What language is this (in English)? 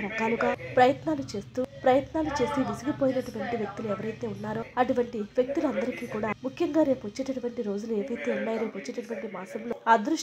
Hindi